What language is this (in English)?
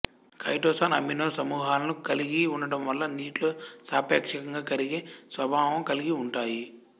Telugu